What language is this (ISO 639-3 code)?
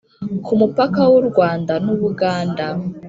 kin